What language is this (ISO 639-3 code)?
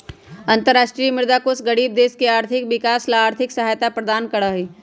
mag